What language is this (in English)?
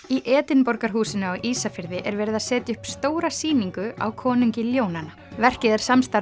Icelandic